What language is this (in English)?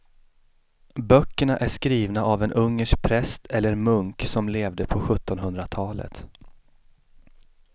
Swedish